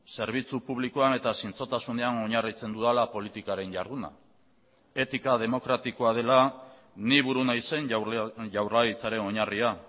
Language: Basque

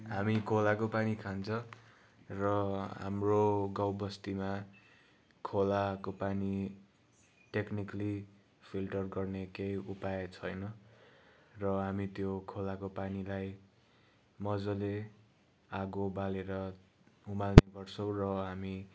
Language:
Nepali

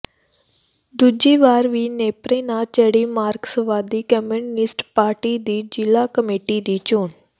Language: Punjabi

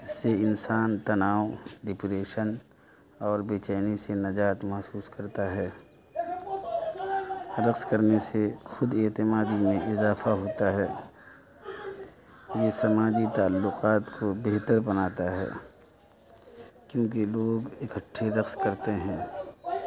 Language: Urdu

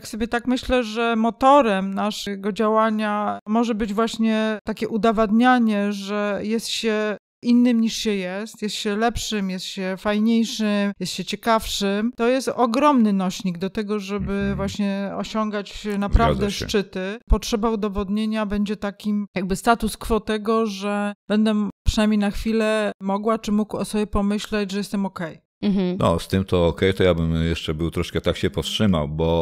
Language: Polish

